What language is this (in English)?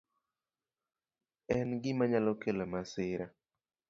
Luo (Kenya and Tanzania)